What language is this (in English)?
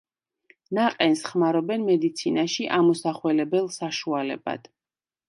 Georgian